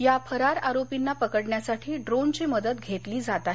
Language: Marathi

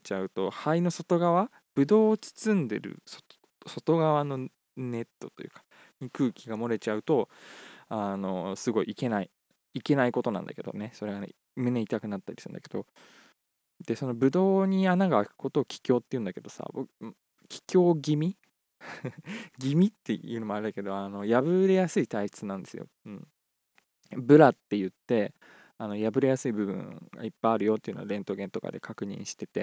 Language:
Japanese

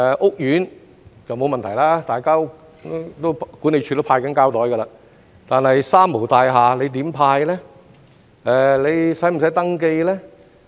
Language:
Cantonese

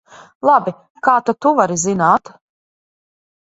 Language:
Latvian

